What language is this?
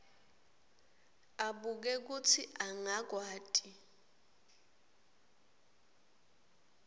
Swati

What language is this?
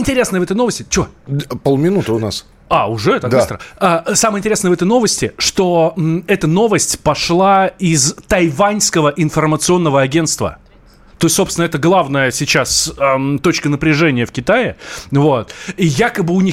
Russian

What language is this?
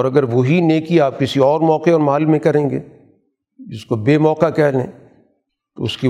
Urdu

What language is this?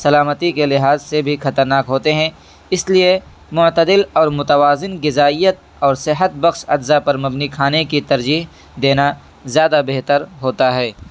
Urdu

